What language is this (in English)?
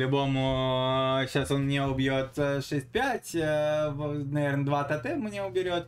Russian